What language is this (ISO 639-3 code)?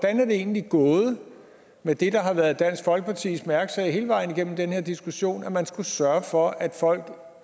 dan